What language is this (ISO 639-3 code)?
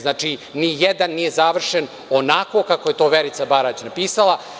srp